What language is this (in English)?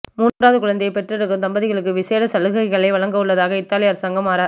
Tamil